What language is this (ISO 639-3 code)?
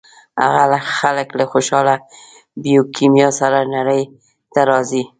pus